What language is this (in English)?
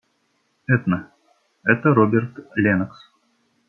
Russian